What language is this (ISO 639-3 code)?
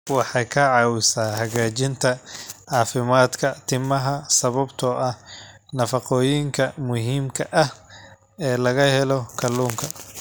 som